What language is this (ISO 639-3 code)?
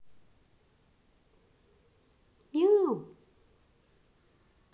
rus